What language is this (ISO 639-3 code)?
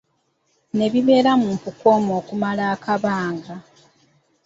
lug